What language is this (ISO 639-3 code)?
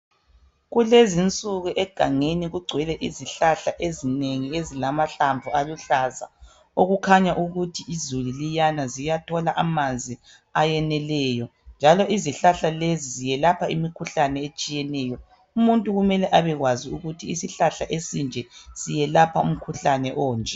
nde